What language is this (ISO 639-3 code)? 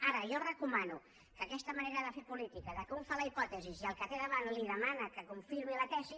cat